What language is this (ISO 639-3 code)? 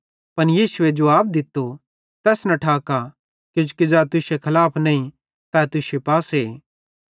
bhd